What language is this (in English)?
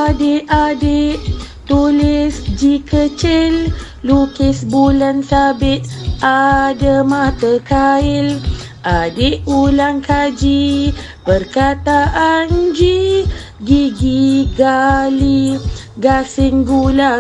Malay